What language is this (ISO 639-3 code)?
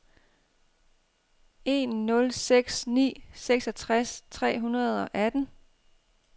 dan